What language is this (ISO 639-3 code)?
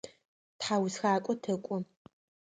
ady